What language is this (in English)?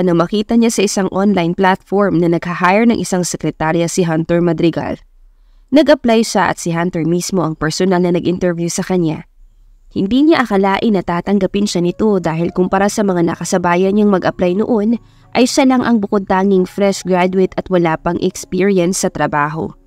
Filipino